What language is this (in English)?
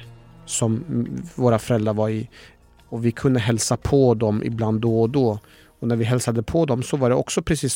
Swedish